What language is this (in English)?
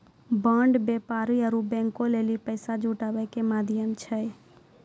Maithili